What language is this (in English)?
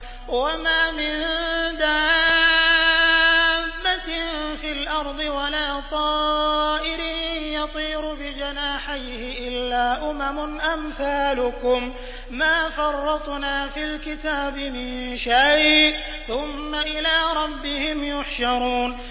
Arabic